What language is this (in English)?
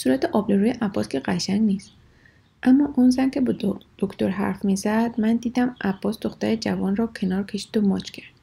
Persian